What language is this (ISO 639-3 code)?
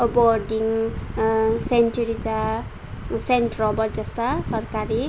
nep